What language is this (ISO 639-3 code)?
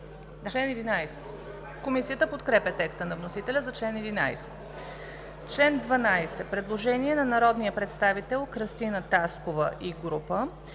bul